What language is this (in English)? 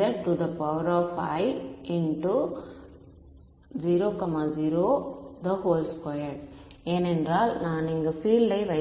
Tamil